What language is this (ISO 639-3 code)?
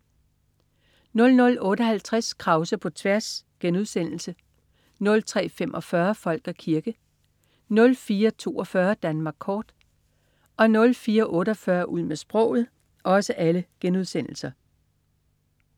dan